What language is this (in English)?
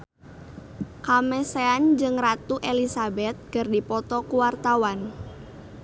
Sundanese